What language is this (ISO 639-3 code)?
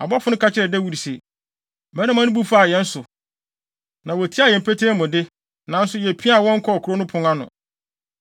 aka